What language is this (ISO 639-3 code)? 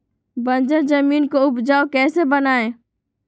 mag